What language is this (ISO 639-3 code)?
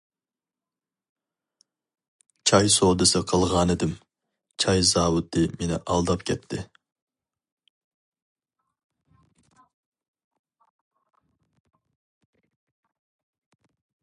uig